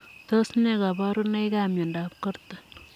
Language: Kalenjin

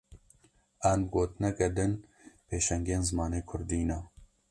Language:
Kurdish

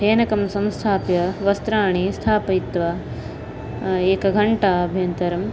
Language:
Sanskrit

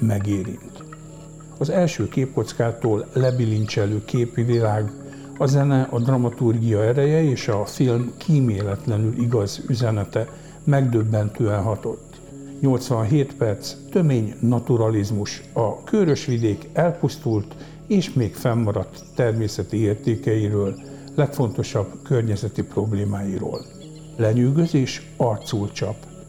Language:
Hungarian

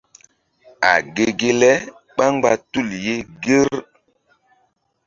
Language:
Mbum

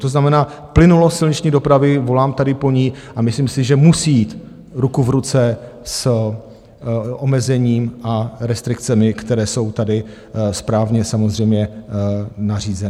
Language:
Czech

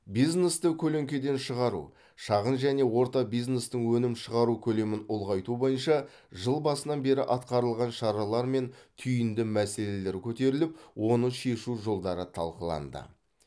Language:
Kazakh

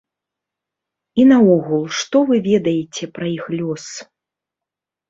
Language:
Belarusian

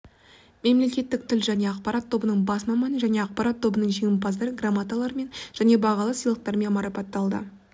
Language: Kazakh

